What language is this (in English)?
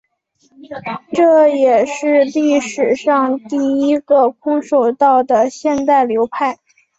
Chinese